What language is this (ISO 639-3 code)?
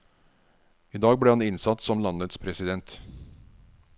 nor